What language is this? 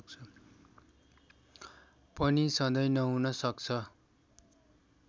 Nepali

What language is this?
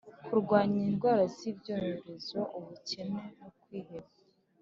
Kinyarwanda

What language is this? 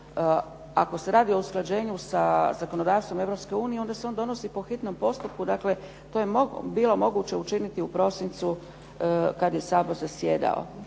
Croatian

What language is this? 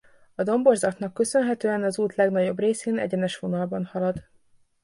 Hungarian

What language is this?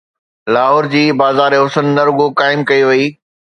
Sindhi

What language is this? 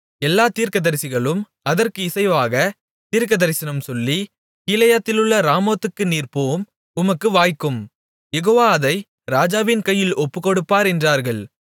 Tamil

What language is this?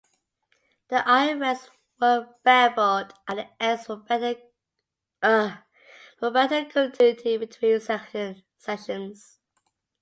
English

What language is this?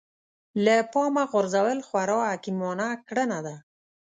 Pashto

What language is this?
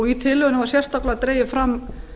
Icelandic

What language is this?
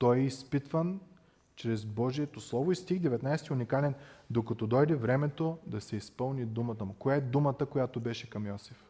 Bulgarian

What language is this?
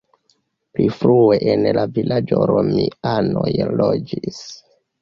Esperanto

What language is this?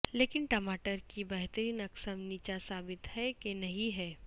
Urdu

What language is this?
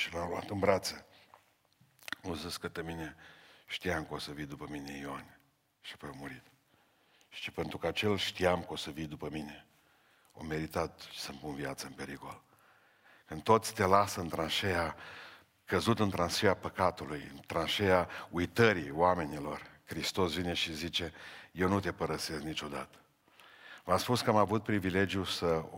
Romanian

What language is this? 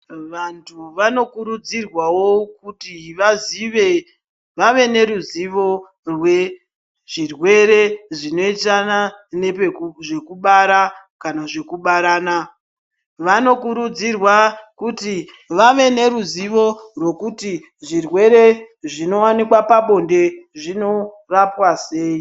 Ndau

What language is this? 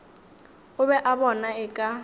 Northern Sotho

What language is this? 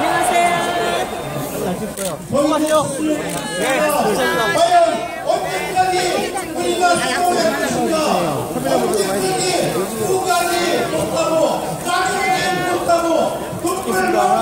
Korean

